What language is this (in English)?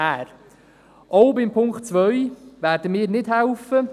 Swiss German